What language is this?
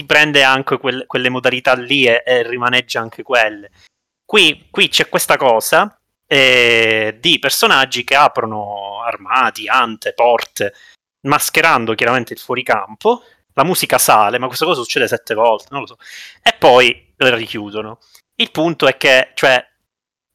Italian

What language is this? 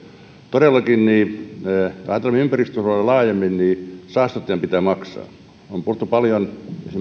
Finnish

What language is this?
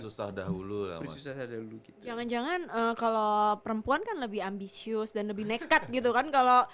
Indonesian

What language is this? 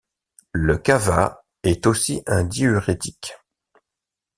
French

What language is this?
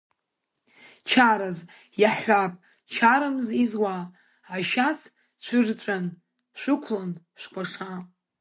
Abkhazian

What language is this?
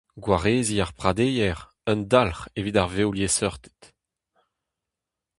Breton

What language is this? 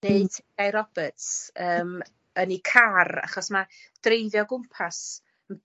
Welsh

